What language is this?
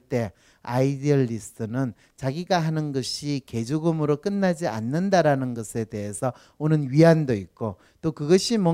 Korean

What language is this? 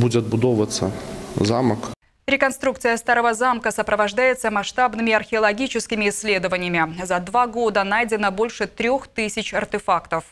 Russian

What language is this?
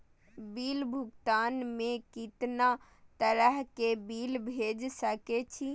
Maithili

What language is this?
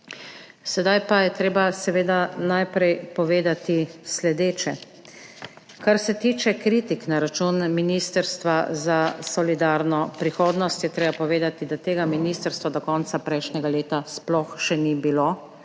Slovenian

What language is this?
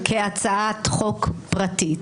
Hebrew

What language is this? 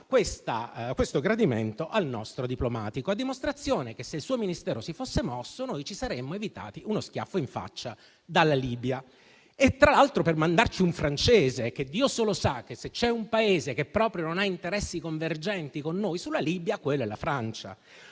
Italian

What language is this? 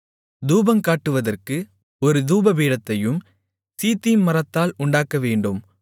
Tamil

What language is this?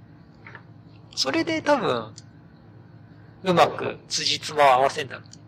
Japanese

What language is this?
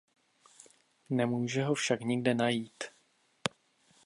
Czech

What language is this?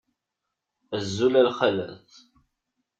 Kabyle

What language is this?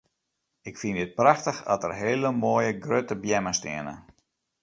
Western Frisian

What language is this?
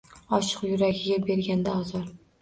Uzbek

